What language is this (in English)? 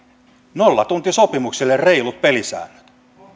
Finnish